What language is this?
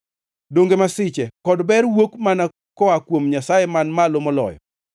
Luo (Kenya and Tanzania)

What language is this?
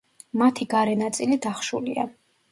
Georgian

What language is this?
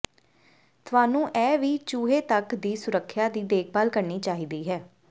Punjabi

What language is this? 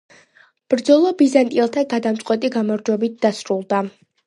Georgian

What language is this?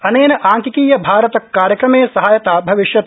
Sanskrit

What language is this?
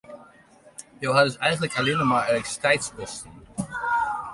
Western Frisian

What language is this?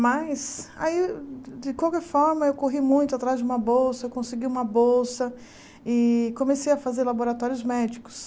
Portuguese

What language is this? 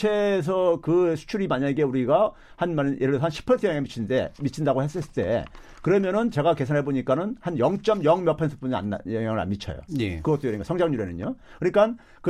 Korean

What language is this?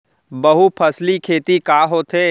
Chhattisgarhi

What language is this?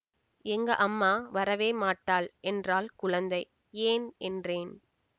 Tamil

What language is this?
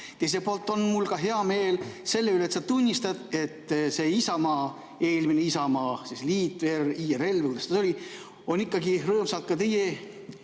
Estonian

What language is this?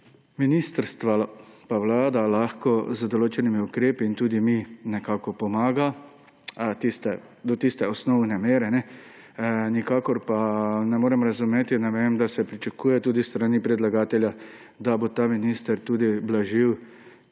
Slovenian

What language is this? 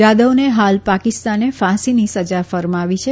Gujarati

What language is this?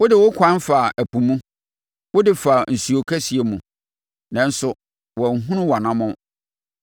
Akan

